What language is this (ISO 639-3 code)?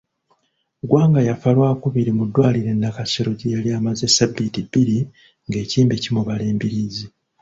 lug